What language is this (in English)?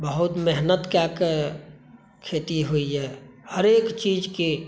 Maithili